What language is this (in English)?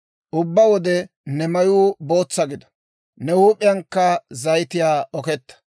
Dawro